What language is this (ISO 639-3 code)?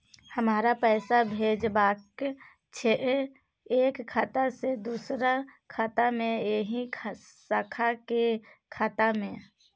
mai